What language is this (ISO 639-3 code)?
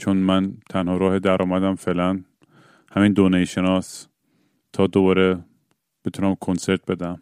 fas